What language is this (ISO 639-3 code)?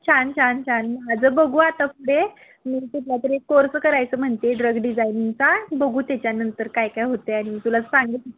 mar